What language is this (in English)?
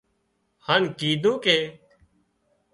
Wadiyara Koli